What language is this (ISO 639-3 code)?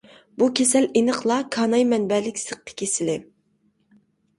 uig